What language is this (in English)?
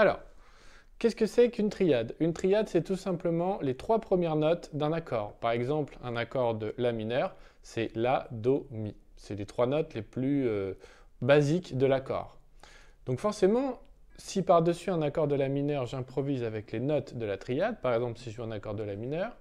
French